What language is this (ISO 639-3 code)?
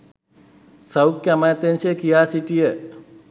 sin